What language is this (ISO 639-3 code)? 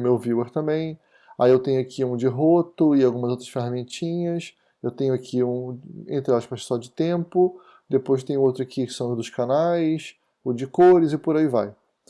por